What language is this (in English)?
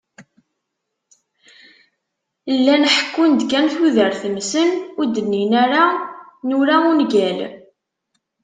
Kabyle